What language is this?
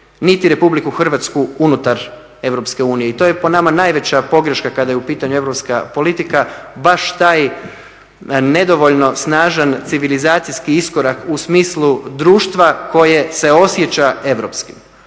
Croatian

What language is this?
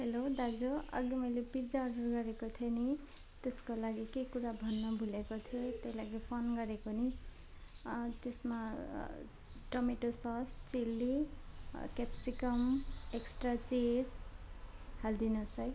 Nepali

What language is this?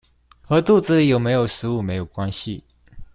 Chinese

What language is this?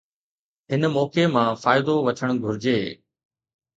Sindhi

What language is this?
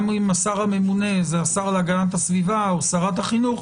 Hebrew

